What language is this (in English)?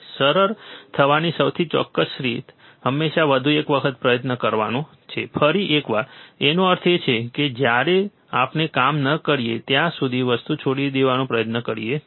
Gujarati